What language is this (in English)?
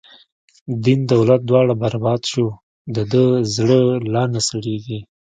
Pashto